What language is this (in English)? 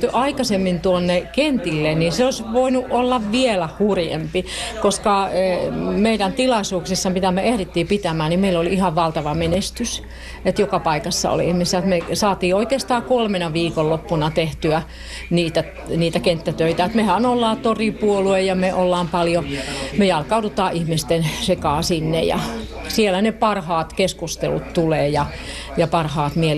Finnish